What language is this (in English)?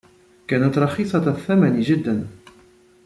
Arabic